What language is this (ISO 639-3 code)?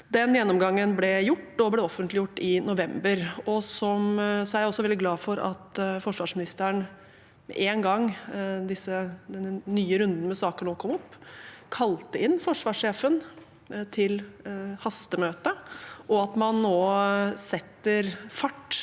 nor